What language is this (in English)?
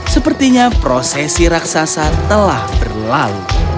Indonesian